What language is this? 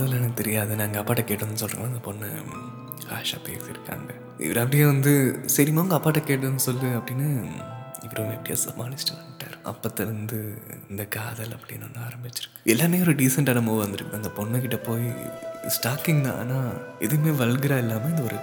Tamil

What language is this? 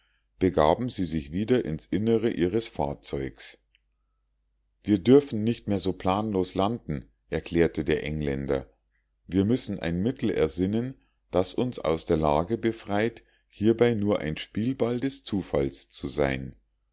German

